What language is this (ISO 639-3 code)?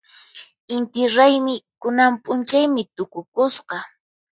qxp